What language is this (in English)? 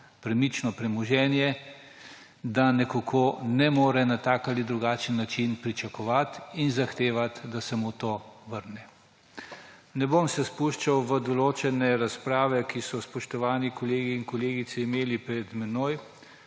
Slovenian